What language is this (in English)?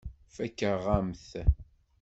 Kabyle